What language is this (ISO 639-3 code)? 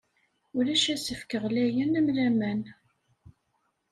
kab